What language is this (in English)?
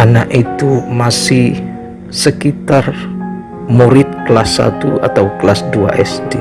Indonesian